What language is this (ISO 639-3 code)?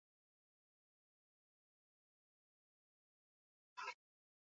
eus